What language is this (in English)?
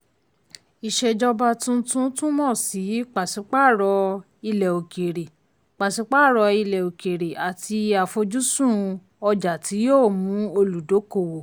Yoruba